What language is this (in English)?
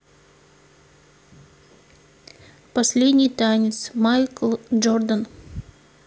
Russian